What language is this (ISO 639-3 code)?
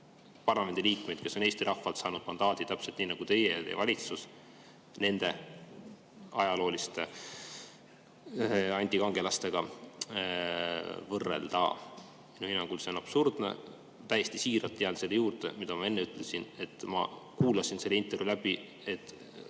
est